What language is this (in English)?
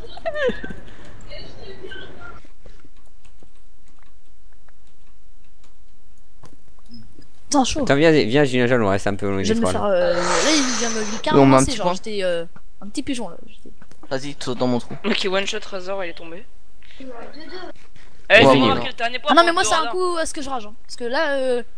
French